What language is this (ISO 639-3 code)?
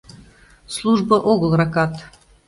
chm